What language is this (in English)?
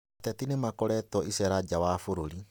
Kikuyu